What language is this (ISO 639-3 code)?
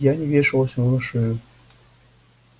rus